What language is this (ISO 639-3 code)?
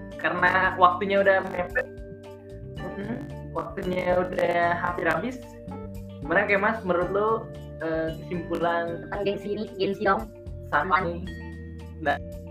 ind